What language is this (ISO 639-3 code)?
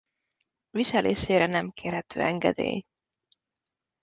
hun